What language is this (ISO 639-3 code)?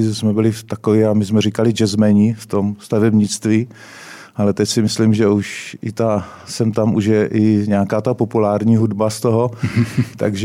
ces